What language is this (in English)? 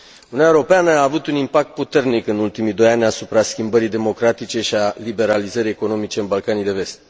Romanian